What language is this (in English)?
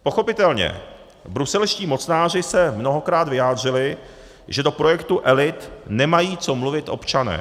Czech